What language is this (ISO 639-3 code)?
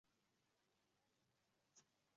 uzb